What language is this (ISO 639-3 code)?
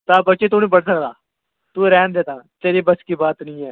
doi